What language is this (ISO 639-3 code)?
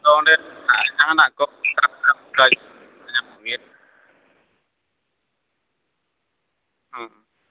sat